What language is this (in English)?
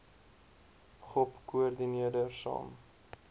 Afrikaans